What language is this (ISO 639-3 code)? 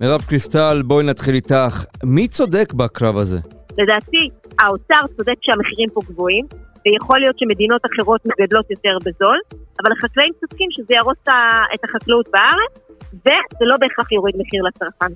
heb